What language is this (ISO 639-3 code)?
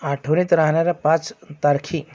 mar